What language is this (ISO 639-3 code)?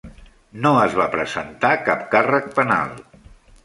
cat